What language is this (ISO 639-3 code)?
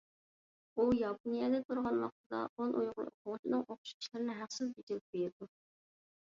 uig